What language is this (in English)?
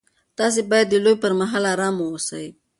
Pashto